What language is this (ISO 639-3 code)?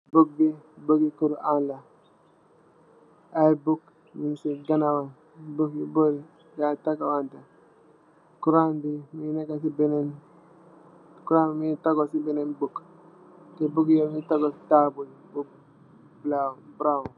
wol